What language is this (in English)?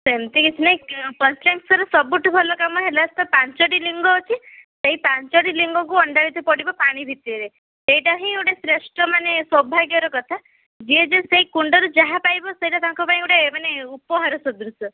Odia